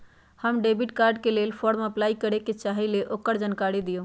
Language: Magahi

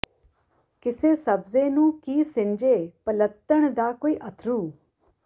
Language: Punjabi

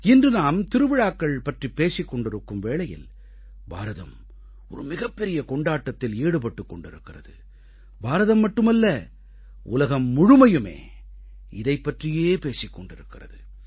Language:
Tamil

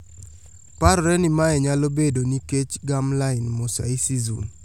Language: Luo (Kenya and Tanzania)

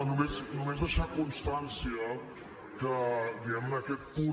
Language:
Catalan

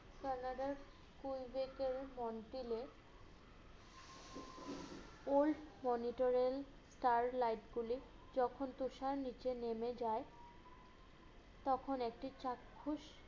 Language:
Bangla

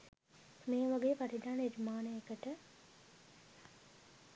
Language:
Sinhala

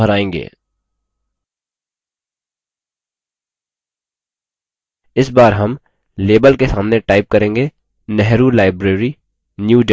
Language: Hindi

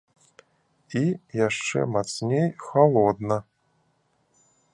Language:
Belarusian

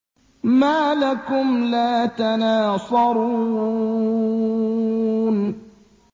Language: Arabic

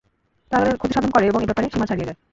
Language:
Bangla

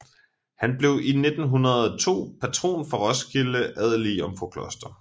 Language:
Danish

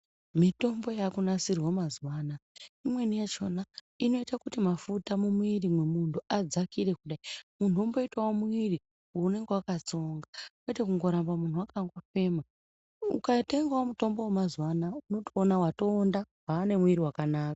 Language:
Ndau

